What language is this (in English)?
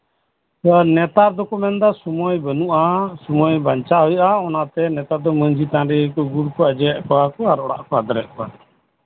Santali